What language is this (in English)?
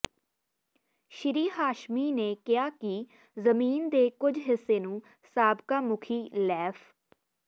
Punjabi